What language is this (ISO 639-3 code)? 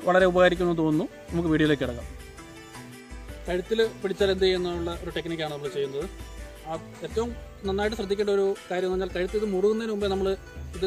tur